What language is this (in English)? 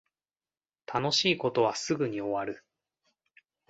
Japanese